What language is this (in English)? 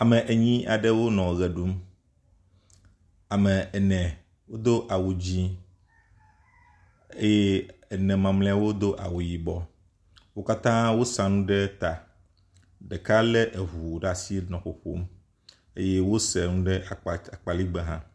Ewe